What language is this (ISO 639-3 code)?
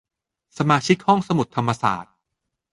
tha